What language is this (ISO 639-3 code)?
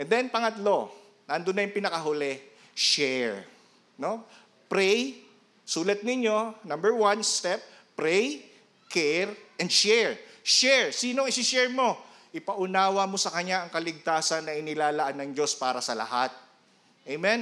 fil